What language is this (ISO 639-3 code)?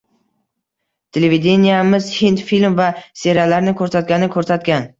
uzb